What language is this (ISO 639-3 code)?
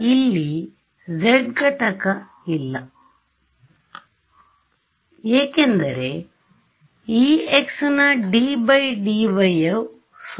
kan